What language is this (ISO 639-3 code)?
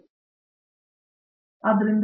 kan